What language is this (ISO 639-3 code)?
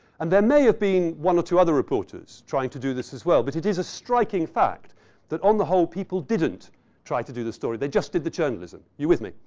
eng